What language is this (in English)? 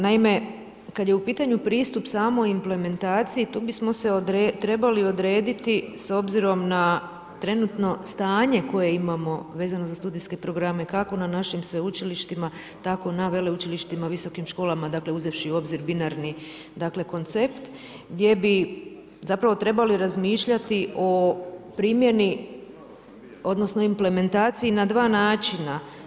Croatian